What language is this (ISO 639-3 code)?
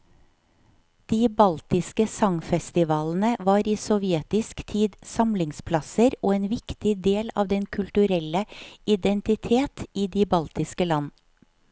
nor